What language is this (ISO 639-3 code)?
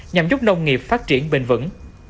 vie